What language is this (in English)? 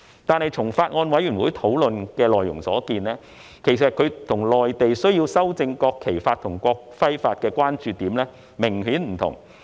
Cantonese